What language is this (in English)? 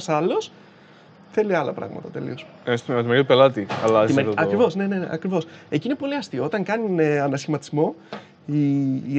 Greek